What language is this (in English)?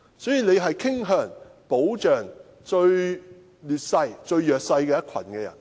Cantonese